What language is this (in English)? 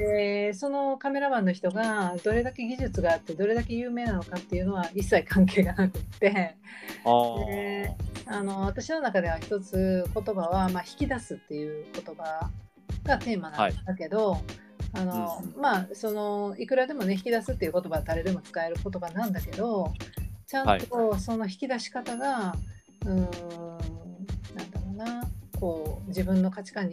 Japanese